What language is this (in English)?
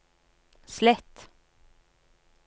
Norwegian